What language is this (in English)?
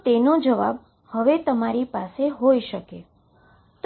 Gujarati